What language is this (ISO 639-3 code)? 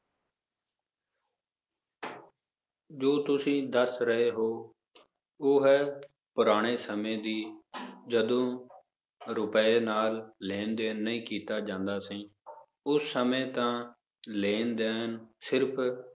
pan